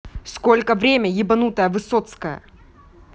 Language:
Russian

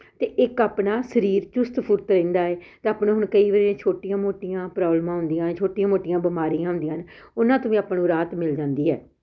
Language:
Punjabi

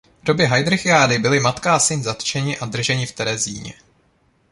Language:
Czech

